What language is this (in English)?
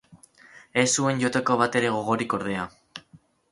Basque